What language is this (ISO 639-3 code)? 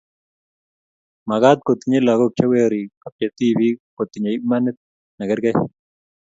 kln